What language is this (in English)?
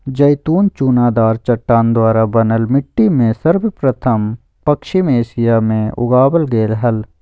Magahi